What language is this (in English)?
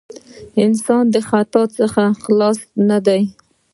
Pashto